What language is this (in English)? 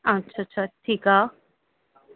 Sindhi